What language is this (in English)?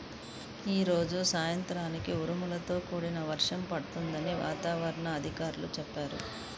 Telugu